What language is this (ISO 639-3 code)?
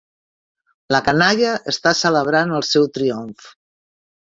cat